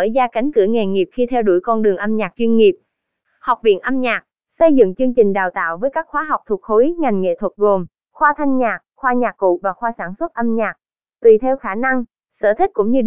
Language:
Vietnamese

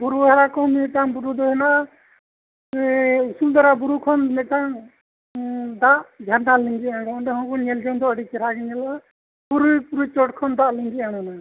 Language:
Santali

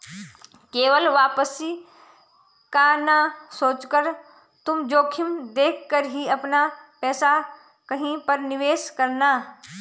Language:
Hindi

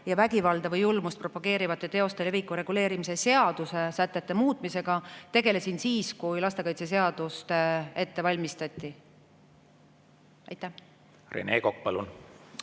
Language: Estonian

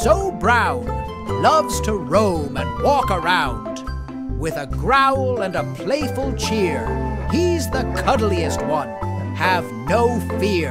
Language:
English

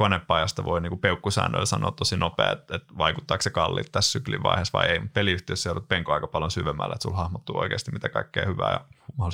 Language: Finnish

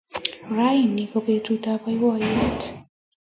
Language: Kalenjin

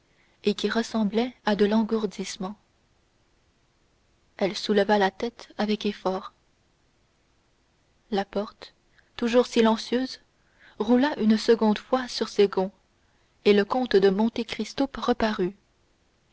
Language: French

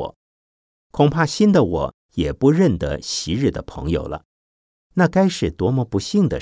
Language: Chinese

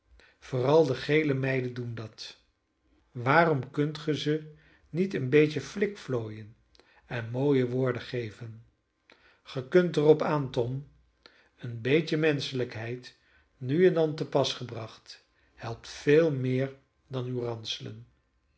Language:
Dutch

